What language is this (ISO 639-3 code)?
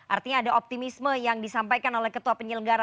ind